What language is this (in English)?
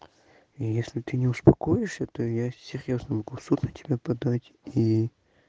Russian